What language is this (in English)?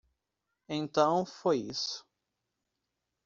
Portuguese